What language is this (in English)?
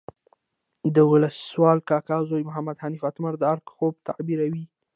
Pashto